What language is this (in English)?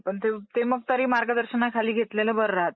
Marathi